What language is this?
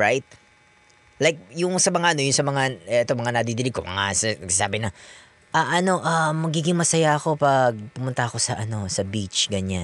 Filipino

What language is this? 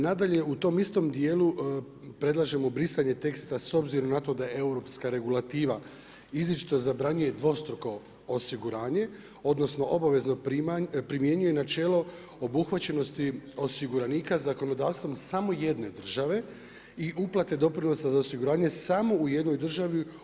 Croatian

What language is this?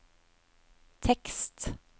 Norwegian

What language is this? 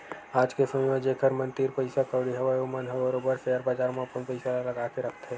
Chhattisgarhi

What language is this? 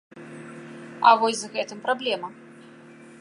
Belarusian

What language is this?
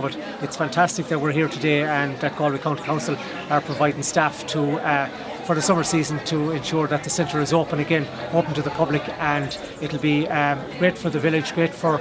English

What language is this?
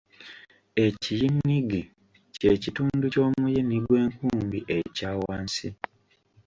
Ganda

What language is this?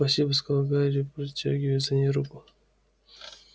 Russian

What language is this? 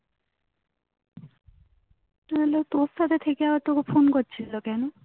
Bangla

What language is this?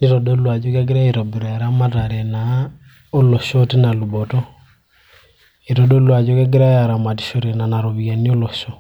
Masai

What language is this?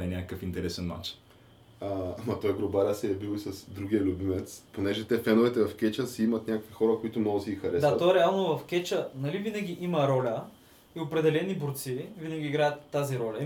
Bulgarian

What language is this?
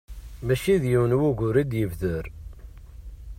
Kabyle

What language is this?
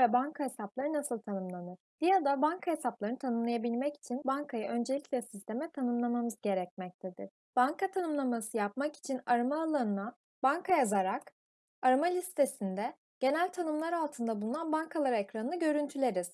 Turkish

